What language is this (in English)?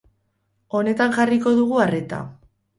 Basque